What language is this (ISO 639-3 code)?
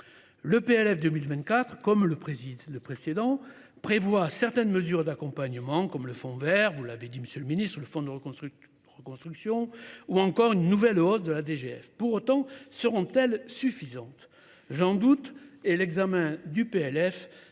fra